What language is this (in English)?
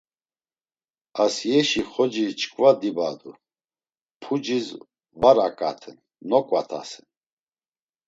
Laz